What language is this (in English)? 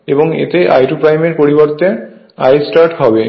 Bangla